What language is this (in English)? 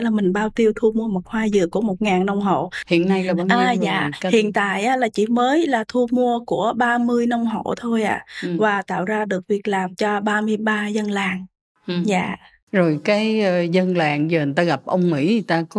Vietnamese